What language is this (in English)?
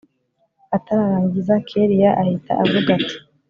Kinyarwanda